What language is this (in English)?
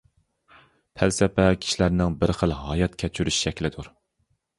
Uyghur